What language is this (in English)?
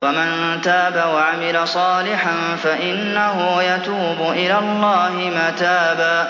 Arabic